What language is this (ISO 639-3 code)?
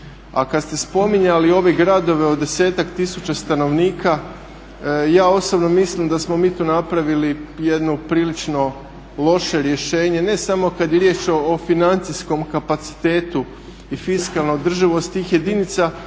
hrv